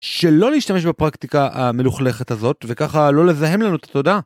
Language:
Hebrew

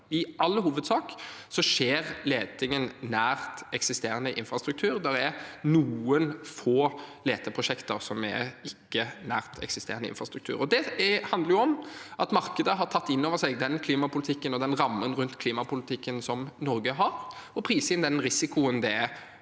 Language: Norwegian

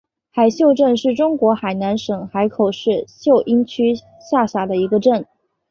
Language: Chinese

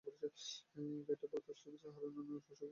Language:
Bangla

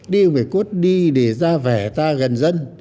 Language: Vietnamese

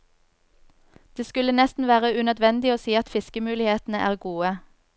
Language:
Norwegian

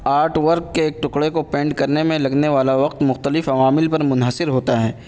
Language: Urdu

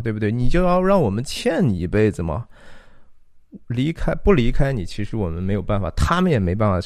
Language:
Chinese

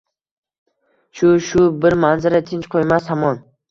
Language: Uzbek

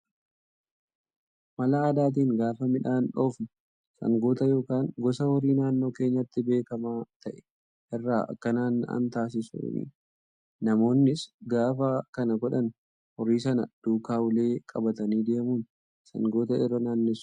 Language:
Oromo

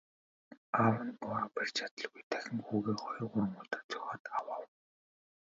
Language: Mongolian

